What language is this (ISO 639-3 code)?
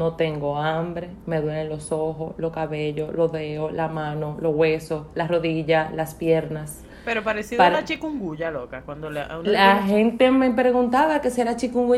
spa